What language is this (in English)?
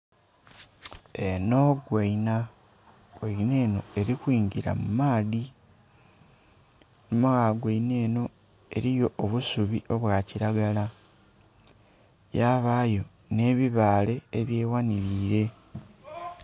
Soga